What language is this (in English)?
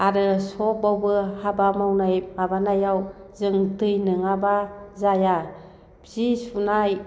Bodo